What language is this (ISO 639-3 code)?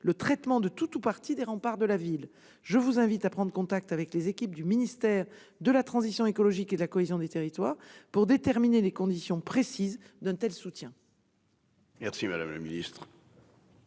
fra